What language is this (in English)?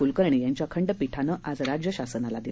Marathi